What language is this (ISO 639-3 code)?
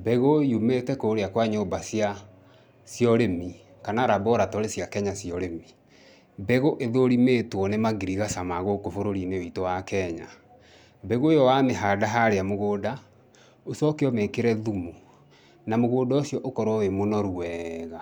kik